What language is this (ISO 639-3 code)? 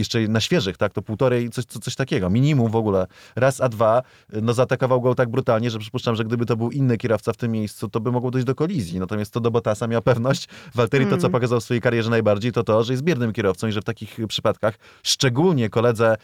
pol